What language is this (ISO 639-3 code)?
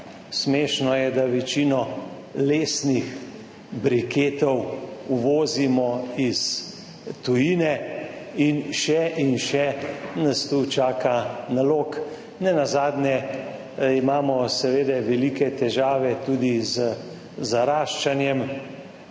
slv